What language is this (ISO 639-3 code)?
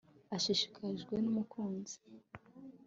kin